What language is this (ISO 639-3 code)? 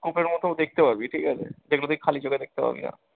ben